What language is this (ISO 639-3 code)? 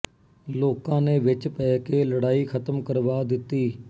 pan